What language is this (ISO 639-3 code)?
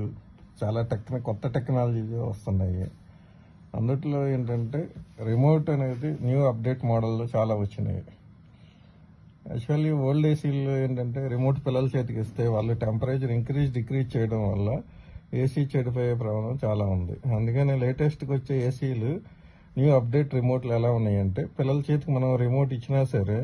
tel